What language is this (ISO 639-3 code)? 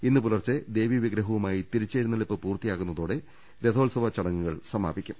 mal